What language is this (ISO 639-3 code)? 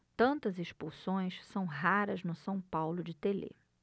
por